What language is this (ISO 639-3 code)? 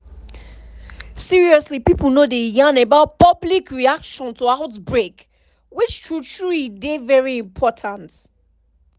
pcm